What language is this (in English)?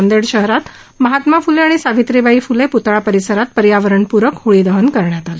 Marathi